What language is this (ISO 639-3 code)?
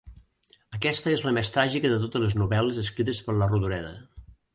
cat